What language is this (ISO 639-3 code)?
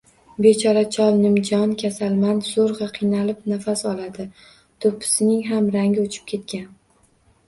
uzb